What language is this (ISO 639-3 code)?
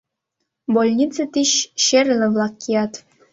chm